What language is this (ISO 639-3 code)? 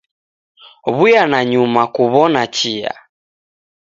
dav